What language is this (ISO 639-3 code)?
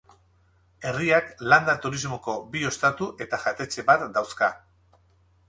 eus